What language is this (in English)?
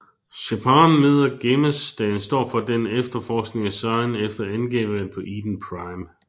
Danish